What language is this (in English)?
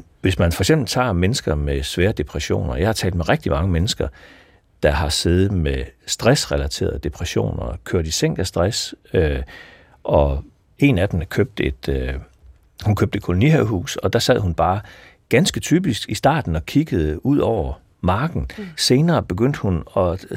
Danish